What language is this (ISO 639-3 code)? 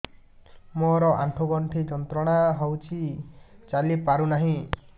ori